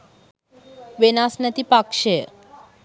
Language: Sinhala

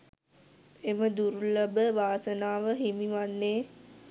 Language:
Sinhala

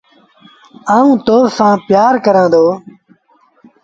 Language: Sindhi Bhil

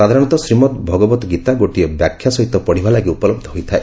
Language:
Odia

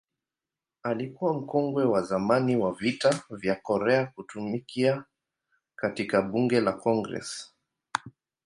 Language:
Swahili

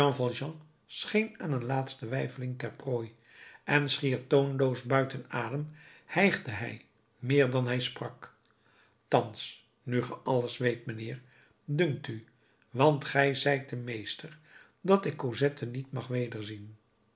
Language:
Dutch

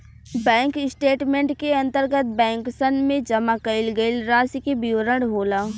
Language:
Bhojpuri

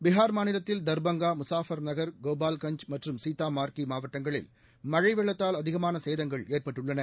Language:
Tamil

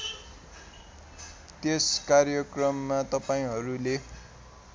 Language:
Nepali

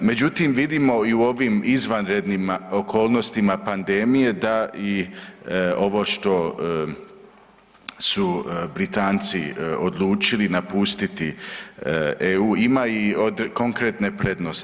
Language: Croatian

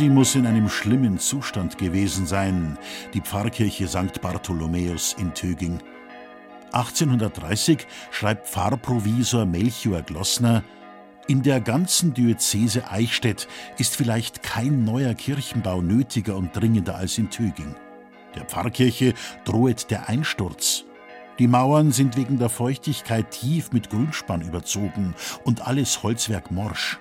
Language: German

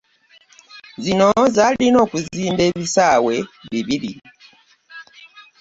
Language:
Ganda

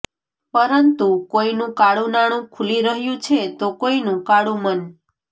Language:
Gujarati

